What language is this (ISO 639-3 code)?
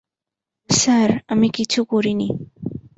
ben